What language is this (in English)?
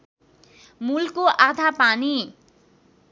Nepali